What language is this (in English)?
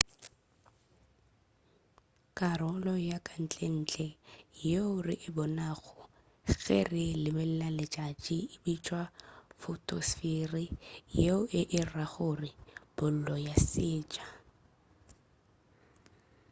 Northern Sotho